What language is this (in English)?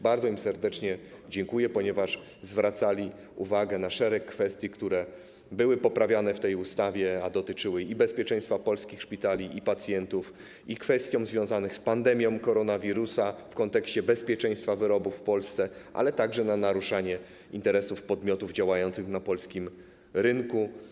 Polish